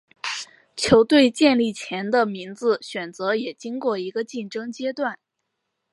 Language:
Chinese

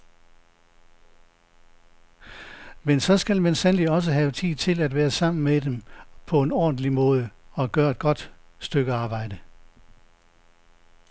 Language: Danish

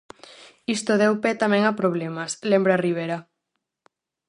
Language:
Galician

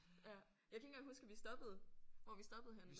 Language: Danish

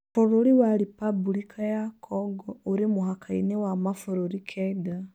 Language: Kikuyu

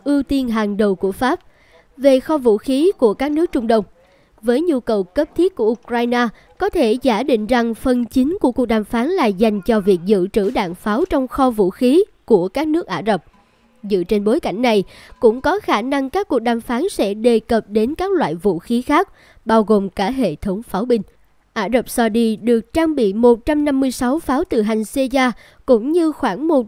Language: Vietnamese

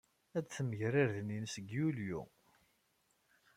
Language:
Kabyle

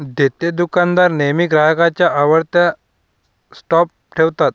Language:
Marathi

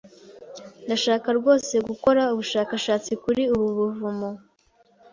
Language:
Kinyarwanda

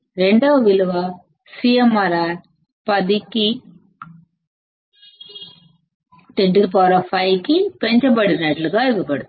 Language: Telugu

